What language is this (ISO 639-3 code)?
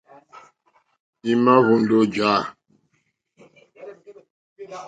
bri